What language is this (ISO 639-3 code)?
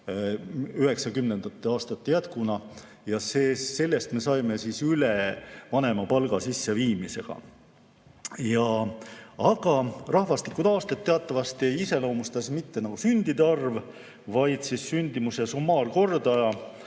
est